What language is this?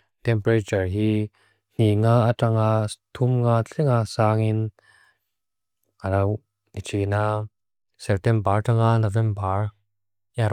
Mizo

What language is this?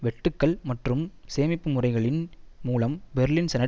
Tamil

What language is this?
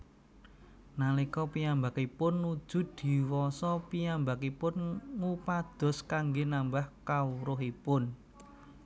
Javanese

